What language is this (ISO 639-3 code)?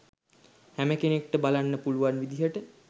sin